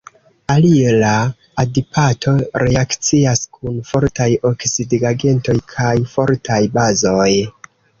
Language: Esperanto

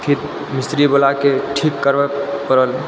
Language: Maithili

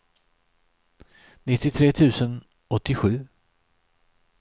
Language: Swedish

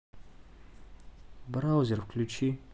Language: Russian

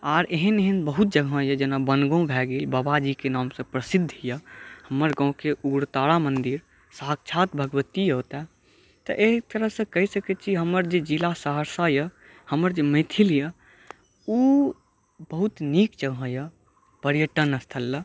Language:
Maithili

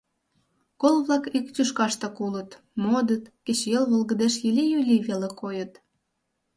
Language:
Mari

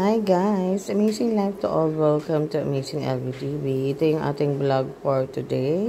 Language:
Filipino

